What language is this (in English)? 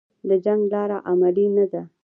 Pashto